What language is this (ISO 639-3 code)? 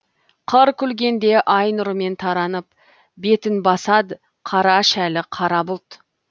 kaz